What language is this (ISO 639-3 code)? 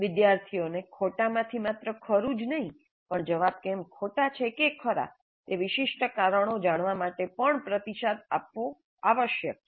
guj